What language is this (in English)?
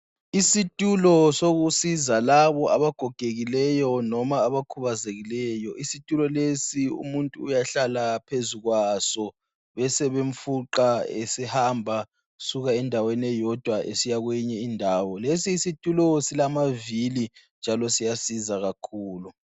North Ndebele